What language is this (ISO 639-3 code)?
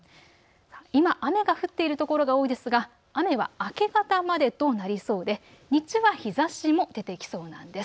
jpn